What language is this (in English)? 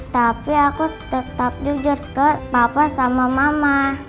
Indonesian